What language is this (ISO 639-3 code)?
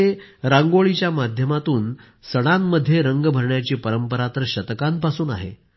mar